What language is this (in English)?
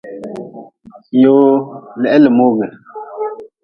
Nawdm